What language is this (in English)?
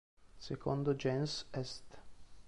Italian